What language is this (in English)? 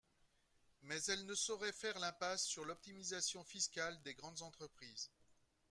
French